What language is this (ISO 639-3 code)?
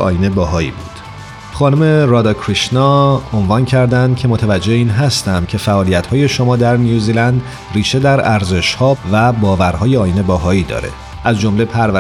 fas